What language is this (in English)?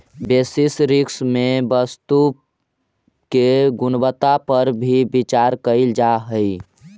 Magahi